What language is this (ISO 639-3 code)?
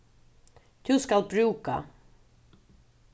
fao